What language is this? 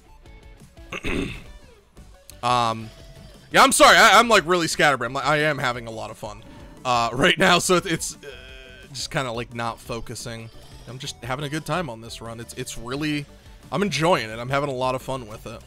English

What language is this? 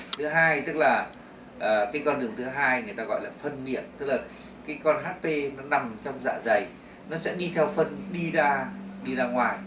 Vietnamese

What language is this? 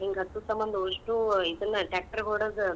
Kannada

